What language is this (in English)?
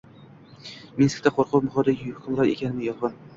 Uzbek